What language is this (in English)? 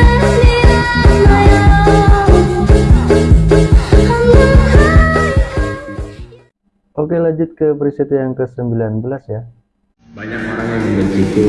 Indonesian